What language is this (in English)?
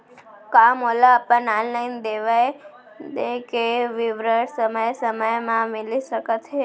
Chhattisgarhi